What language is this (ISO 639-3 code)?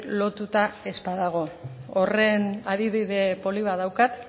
eus